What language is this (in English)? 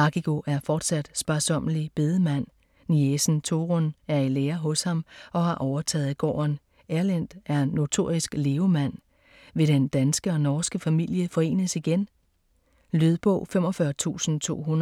Danish